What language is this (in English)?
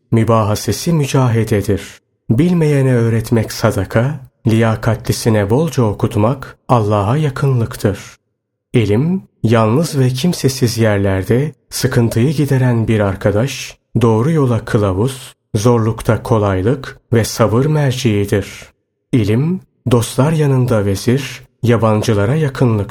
Turkish